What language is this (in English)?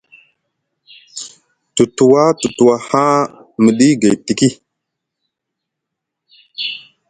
Musgu